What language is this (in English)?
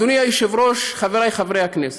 Hebrew